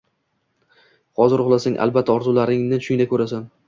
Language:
Uzbek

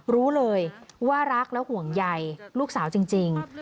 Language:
Thai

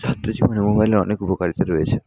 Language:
Bangla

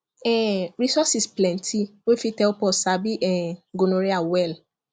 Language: Nigerian Pidgin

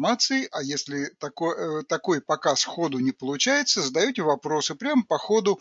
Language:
Russian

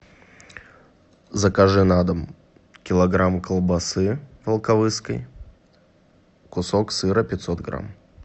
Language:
Russian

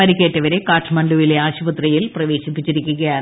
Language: Malayalam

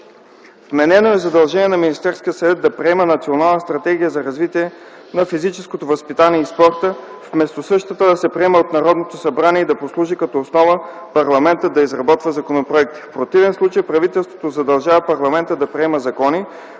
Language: Bulgarian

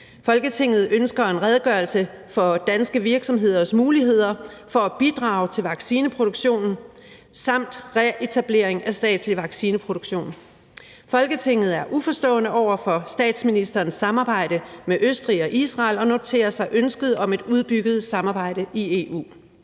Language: Danish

